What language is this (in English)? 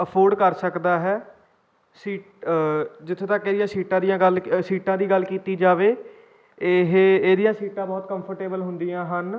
Punjabi